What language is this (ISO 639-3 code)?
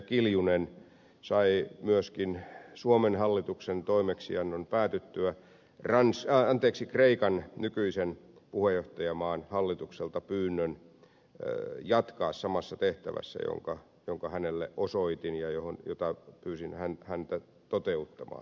fin